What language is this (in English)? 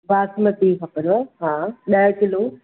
Sindhi